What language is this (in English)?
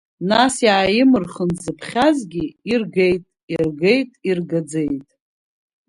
Abkhazian